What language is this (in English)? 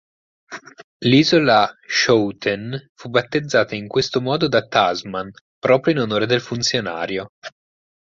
Italian